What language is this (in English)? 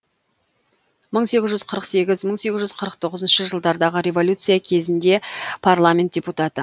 Kazakh